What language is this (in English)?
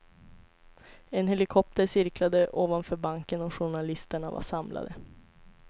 Swedish